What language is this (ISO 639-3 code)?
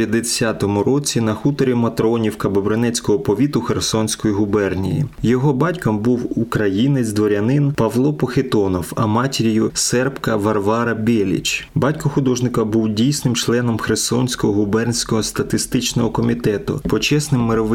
ukr